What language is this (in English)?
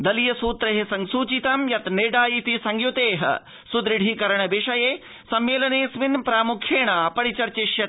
Sanskrit